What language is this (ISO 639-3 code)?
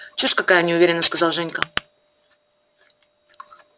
rus